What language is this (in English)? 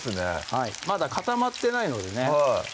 Japanese